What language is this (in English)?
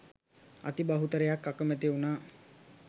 Sinhala